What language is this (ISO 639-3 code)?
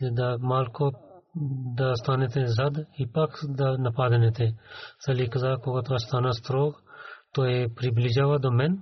bul